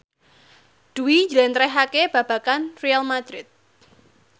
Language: Javanese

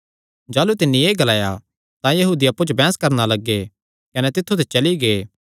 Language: Kangri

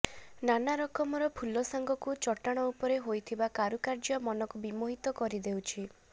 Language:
Odia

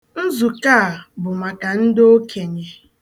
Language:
Igbo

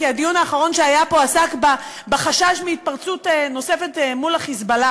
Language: Hebrew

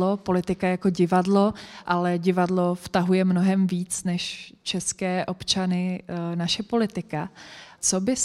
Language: Czech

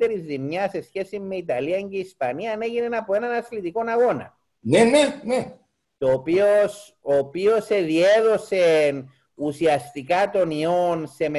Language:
Greek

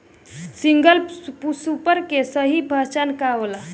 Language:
Bhojpuri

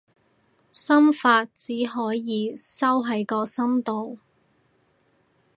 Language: Cantonese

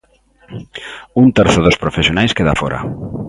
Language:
Galician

